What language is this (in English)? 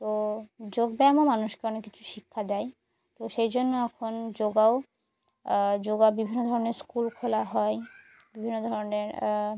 Bangla